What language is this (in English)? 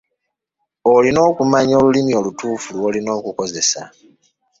Ganda